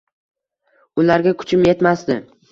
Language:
Uzbek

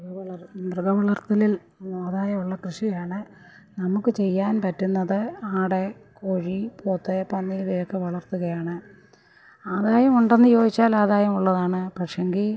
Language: Malayalam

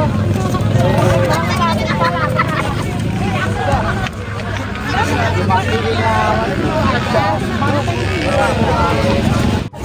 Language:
Indonesian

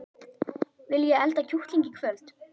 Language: Icelandic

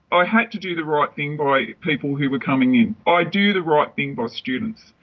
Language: English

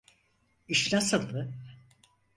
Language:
Turkish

